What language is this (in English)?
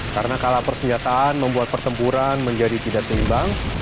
Indonesian